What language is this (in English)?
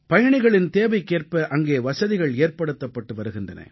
Tamil